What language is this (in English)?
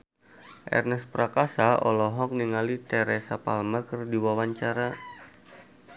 Sundanese